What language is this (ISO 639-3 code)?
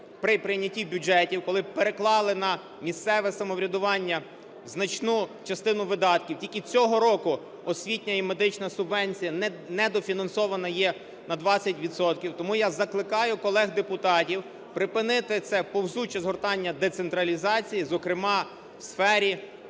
ukr